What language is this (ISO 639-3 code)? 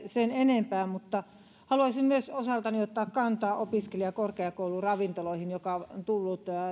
fin